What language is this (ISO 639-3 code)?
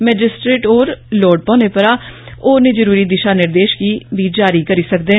doi